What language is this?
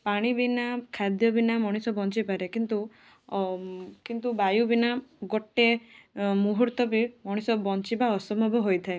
Odia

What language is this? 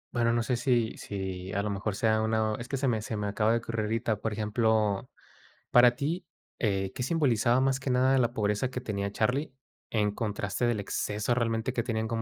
Spanish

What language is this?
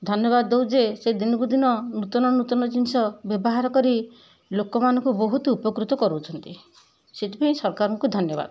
Odia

